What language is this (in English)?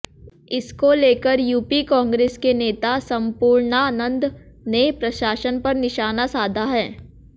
Hindi